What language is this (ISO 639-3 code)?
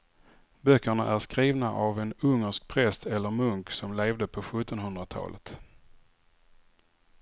swe